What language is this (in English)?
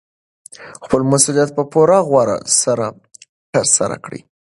Pashto